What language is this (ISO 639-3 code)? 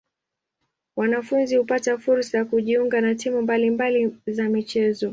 swa